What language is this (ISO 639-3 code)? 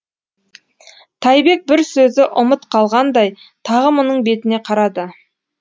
kaz